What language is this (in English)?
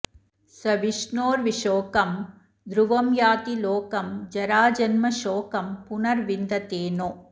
Sanskrit